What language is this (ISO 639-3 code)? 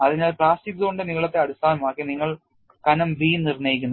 mal